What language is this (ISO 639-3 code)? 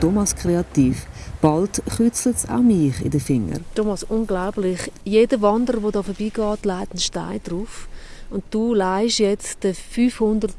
deu